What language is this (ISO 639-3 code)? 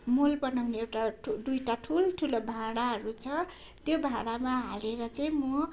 nep